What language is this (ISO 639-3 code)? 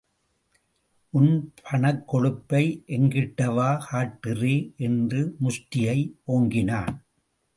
tam